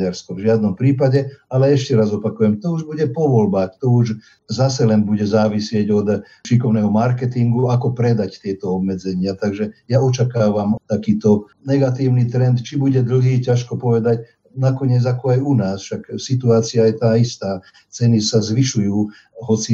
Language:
Slovak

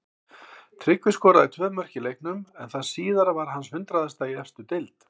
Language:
Icelandic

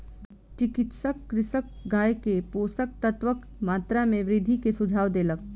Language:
Maithili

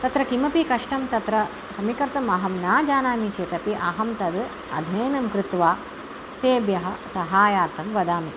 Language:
Sanskrit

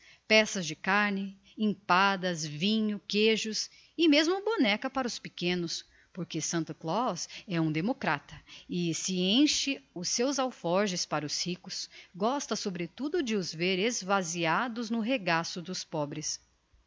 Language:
Portuguese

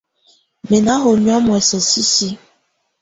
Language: Tunen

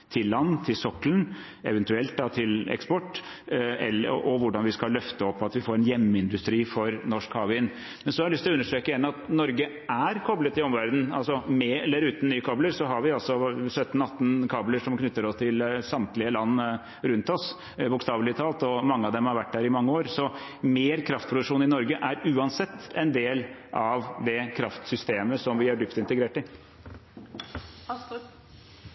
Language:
Norwegian Bokmål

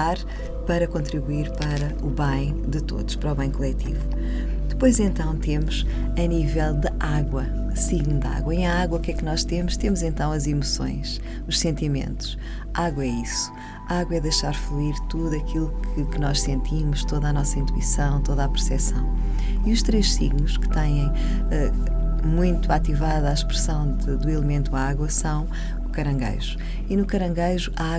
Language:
Portuguese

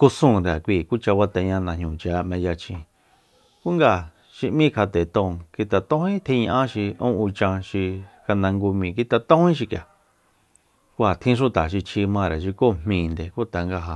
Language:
Soyaltepec Mazatec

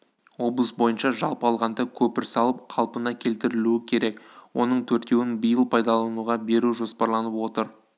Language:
Kazakh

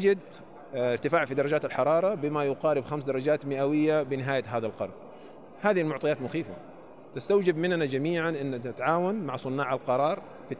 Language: Arabic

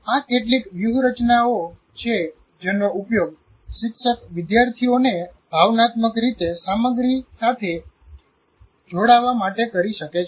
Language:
Gujarati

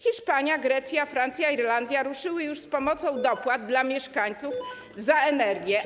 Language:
Polish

